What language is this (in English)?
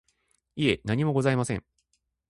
Japanese